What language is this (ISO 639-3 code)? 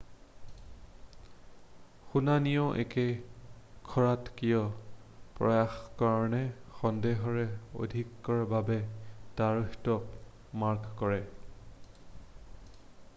asm